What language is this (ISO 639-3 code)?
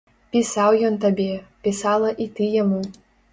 bel